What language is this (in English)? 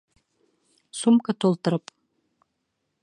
Bashkir